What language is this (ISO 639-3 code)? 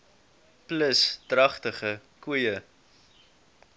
afr